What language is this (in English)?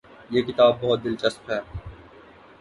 Urdu